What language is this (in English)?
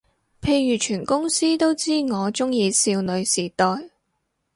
Cantonese